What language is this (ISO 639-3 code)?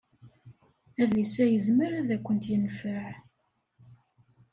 kab